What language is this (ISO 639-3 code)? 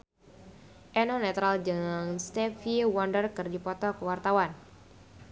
sun